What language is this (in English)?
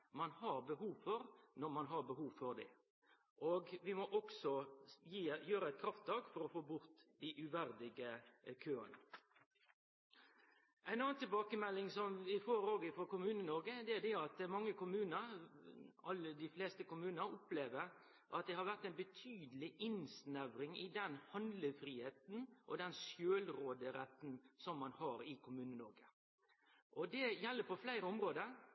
Norwegian Nynorsk